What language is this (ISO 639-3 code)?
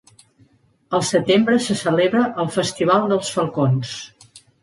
cat